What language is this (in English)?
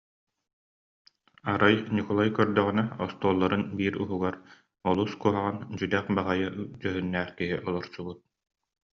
Yakut